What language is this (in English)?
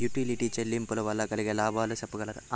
Telugu